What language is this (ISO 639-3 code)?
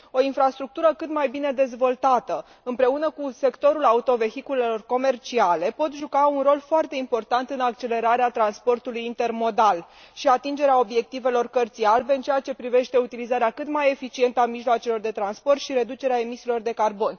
ron